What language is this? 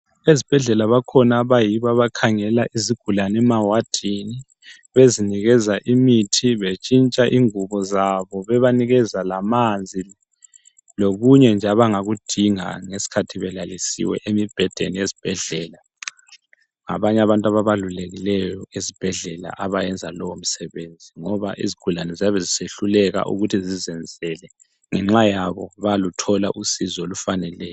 North Ndebele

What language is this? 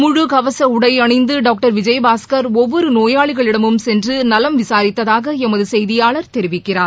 Tamil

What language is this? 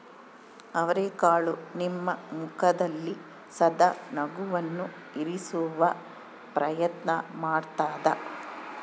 Kannada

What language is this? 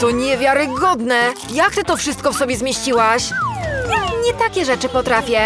Polish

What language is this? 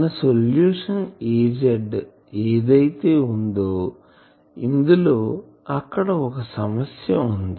Telugu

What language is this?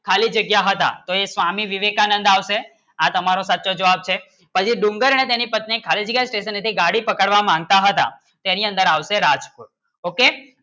Gujarati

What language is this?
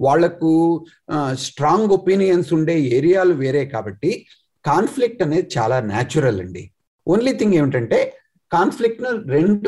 Telugu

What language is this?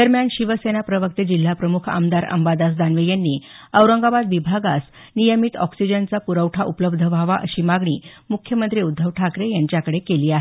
Marathi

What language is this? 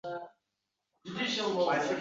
Uzbek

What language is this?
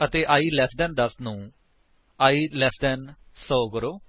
Punjabi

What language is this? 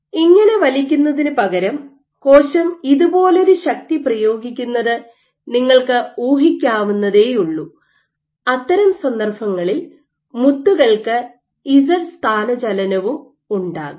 Malayalam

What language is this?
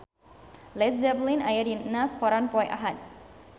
Sundanese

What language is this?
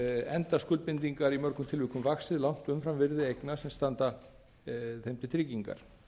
Icelandic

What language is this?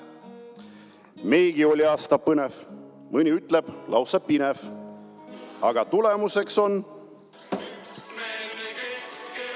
Estonian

